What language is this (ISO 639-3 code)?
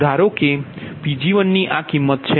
guj